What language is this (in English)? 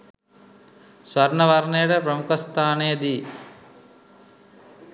Sinhala